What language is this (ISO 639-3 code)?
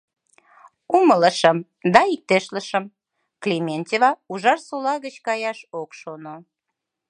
chm